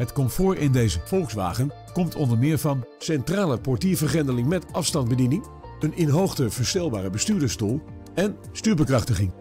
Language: Dutch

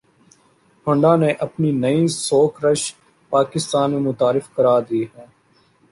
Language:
Urdu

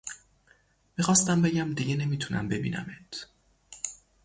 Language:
Persian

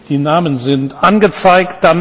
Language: German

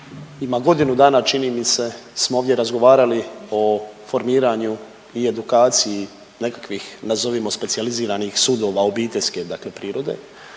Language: Croatian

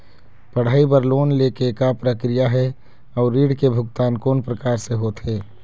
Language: Chhattisgarhi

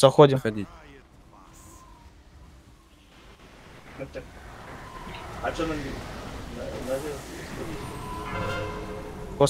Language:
Russian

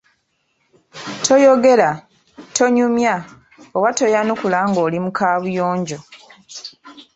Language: Ganda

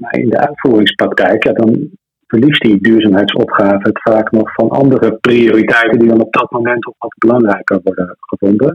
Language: Dutch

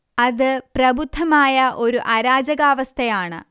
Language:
Malayalam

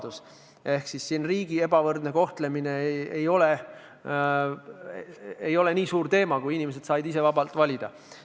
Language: Estonian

